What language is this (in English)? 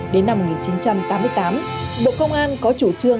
Vietnamese